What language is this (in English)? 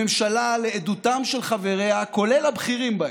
Hebrew